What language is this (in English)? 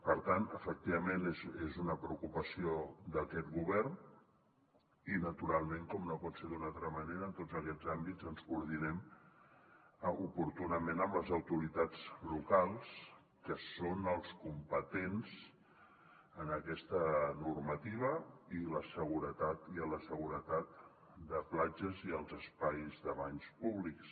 Catalan